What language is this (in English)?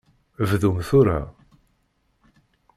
Kabyle